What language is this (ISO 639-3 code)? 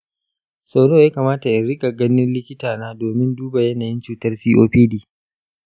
hau